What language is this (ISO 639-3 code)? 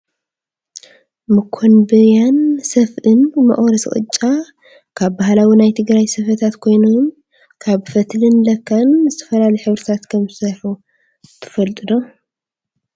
tir